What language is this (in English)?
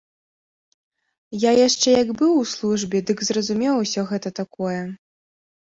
Belarusian